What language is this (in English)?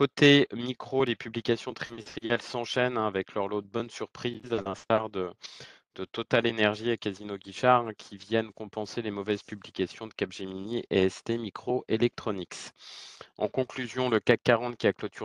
French